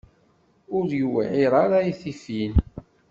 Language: Kabyle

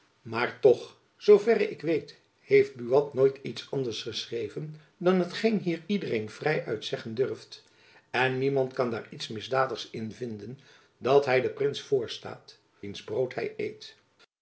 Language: Dutch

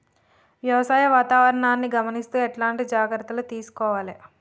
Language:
Telugu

